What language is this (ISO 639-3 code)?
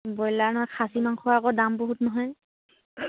asm